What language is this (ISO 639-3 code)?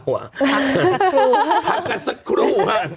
tha